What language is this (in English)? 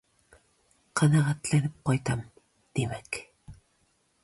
Tatar